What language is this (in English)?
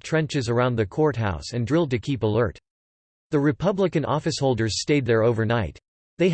English